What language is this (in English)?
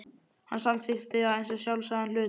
Icelandic